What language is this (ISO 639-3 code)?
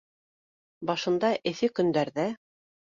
bak